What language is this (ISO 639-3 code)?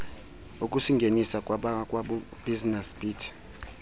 xho